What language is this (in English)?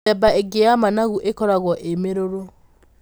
Kikuyu